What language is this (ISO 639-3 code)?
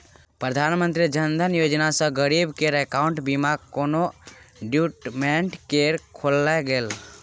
mai